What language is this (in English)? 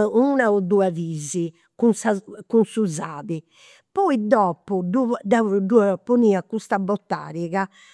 Campidanese Sardinian